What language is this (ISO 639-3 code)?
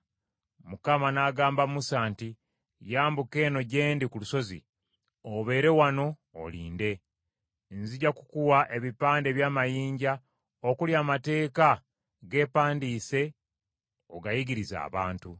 lug